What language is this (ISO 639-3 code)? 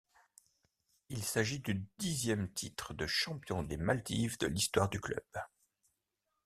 fra